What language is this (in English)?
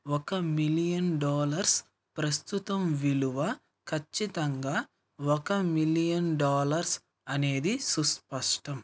Telugu